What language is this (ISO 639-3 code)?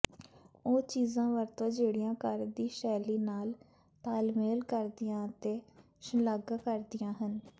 pan